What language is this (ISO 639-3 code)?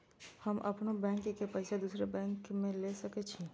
mai